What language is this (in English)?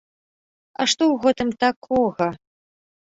Belarusian